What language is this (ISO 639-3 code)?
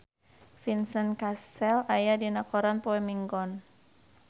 sun